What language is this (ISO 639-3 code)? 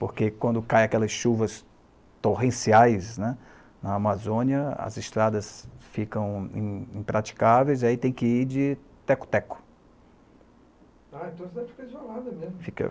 por